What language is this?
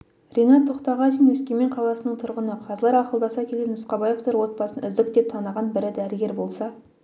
Kazakh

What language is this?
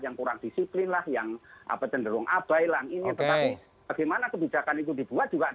Indonesian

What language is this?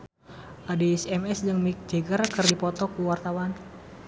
Sundanese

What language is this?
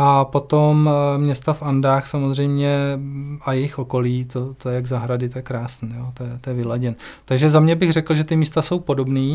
Czech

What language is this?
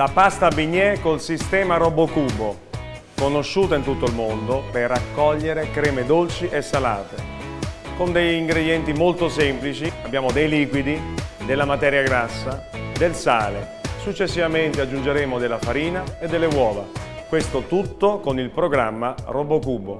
Italian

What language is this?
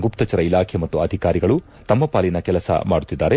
Kannada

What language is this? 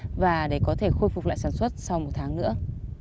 Vietnamese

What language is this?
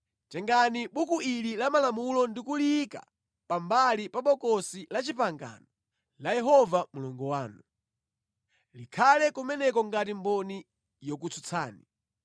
Nyanja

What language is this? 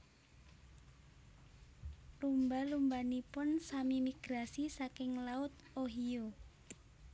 Javanese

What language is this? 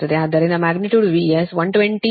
Kannada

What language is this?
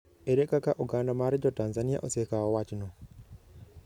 Luo (Kenya and Tanzania)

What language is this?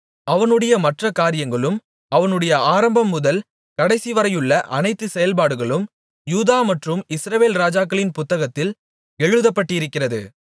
Tamil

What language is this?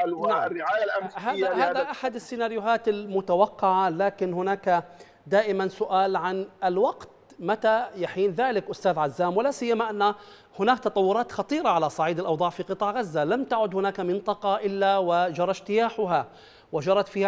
Arabic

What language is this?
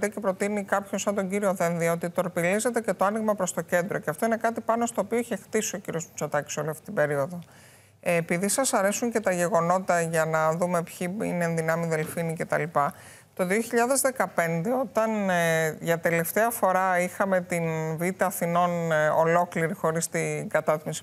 Greek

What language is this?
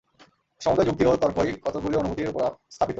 Bangla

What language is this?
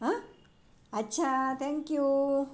Marathi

